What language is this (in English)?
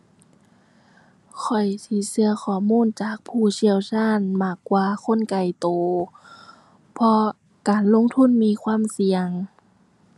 Thai